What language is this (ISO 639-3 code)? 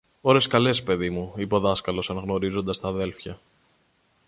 ell